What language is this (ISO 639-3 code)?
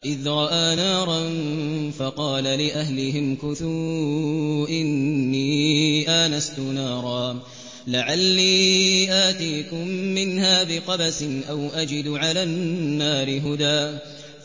ara